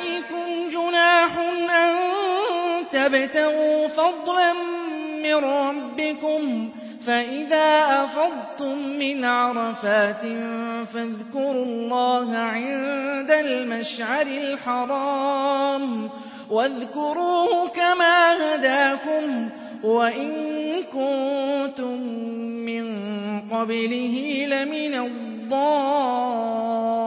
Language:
Arabic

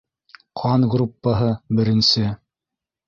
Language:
Bashkir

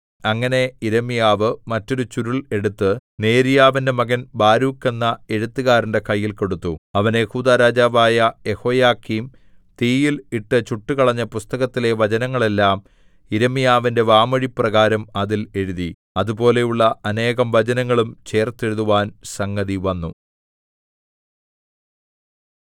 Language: Malayalam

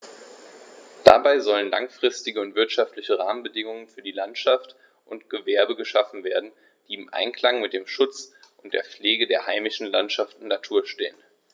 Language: German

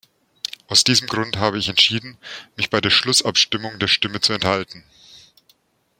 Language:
German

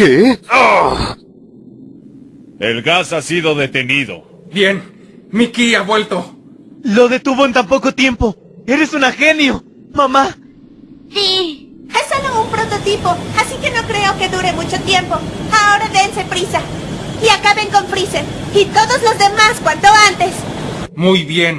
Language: Spanish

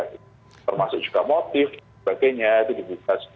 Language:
Indonesian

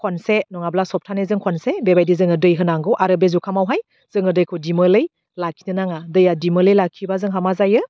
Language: Bodo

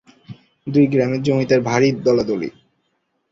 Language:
Bangla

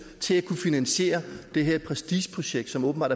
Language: Danish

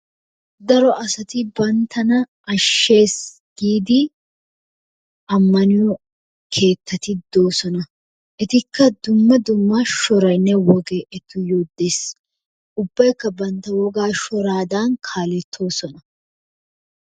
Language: Wolaytta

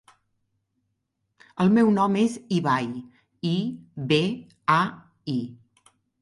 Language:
Catalan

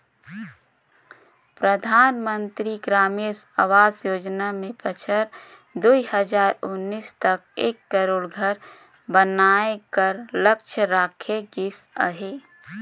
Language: Chhattisgarhi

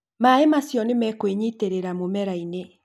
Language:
Kikuyu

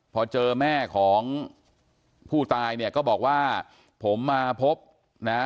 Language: Thai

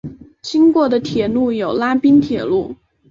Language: Chinese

